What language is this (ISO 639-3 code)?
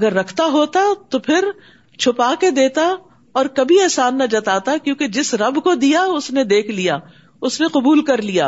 urd